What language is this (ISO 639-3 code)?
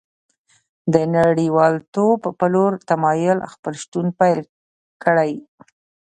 pus